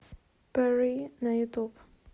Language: Russian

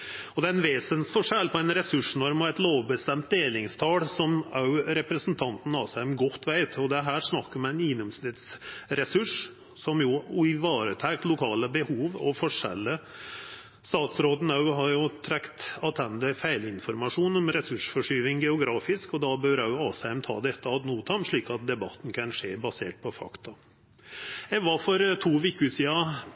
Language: Norwegian Nynorsk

